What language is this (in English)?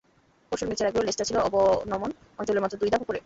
Bangla